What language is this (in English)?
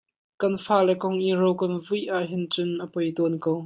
Hakha Chin